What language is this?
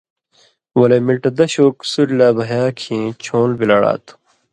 Indus Kohistani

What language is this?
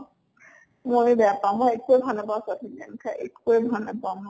Assamese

